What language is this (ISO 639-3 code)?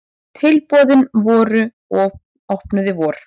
isl